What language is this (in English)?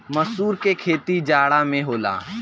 Bhojpuri